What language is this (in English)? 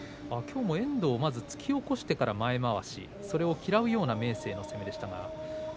Japanese